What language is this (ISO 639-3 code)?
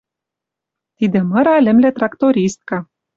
mrj